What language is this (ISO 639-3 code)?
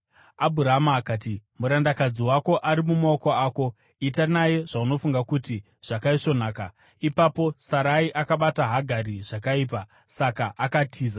sna